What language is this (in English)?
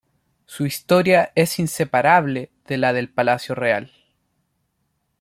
Spanish